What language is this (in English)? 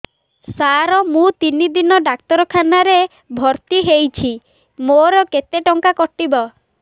Odia